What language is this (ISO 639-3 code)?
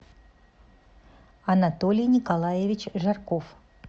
rus